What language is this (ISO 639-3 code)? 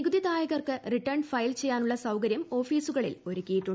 mal